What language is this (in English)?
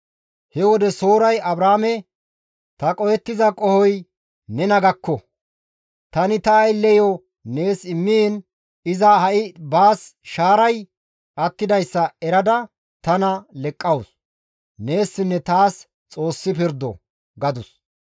Gamo